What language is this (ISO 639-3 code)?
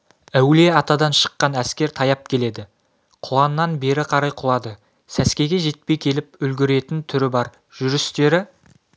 kaz